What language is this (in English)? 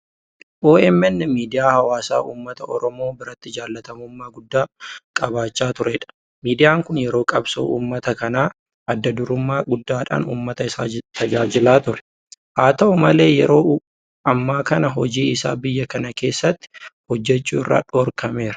Oromo